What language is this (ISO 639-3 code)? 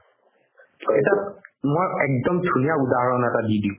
asm